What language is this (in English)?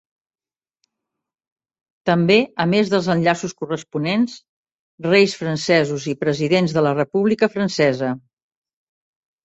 Catalan